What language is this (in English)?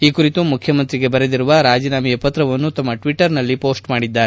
Kannada